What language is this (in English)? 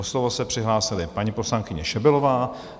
Czech